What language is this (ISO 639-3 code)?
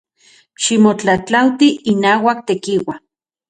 ncx